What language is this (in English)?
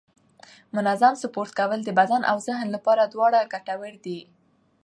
Pashto